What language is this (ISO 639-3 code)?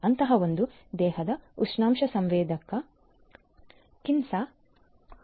kan